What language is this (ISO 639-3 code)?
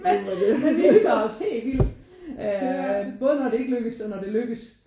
dan